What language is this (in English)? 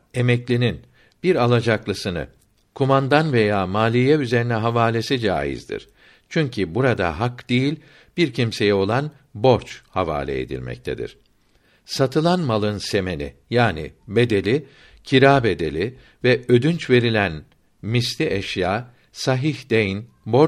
Turkish